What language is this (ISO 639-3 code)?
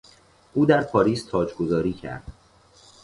fas